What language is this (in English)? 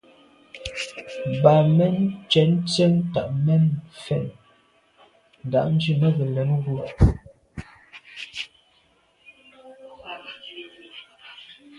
Medumba